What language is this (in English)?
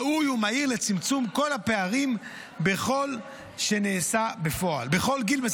Hebrew